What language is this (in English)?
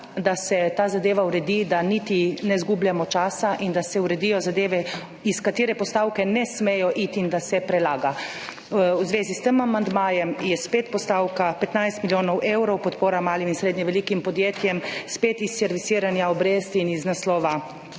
Slovenian